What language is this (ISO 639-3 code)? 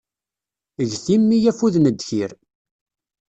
kab